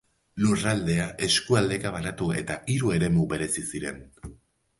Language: Basque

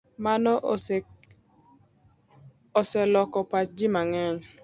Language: Luo (Kenya and Tanzania)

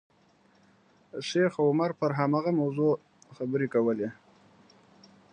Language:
Pashto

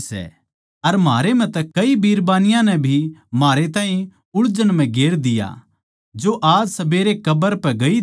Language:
Haryanvi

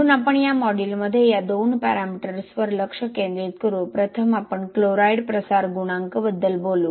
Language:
Marathi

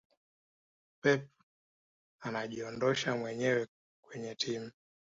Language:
Swahili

